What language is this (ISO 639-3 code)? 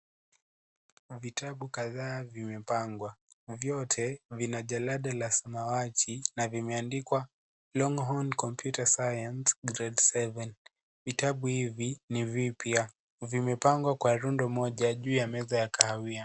swa